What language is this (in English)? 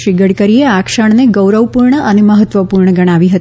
Gujarati